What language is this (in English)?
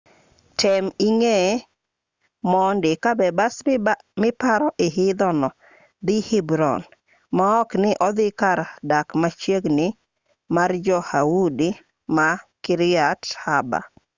Luo (Kenya and Tanzania)